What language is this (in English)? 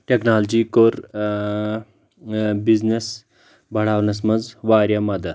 Kashmiri